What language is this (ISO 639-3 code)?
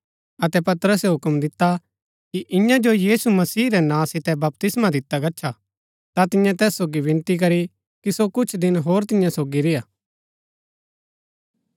gbk